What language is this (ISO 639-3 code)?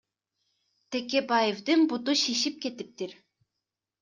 kir